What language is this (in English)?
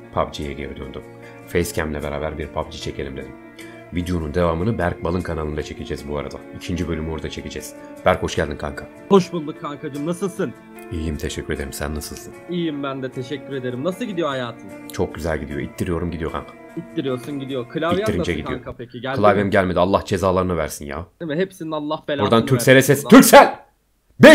Turkish